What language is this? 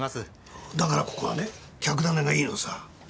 Japanese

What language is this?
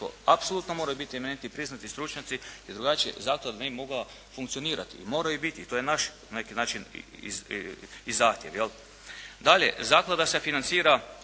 Croatian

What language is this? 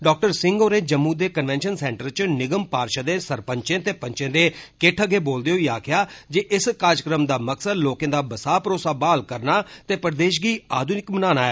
Dogri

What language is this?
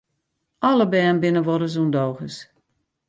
Western Frisian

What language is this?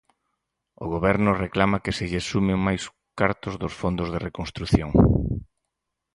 Galician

